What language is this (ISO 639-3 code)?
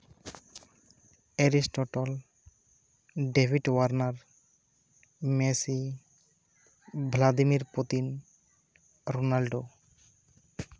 sat